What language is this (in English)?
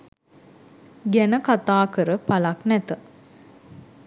Sinhala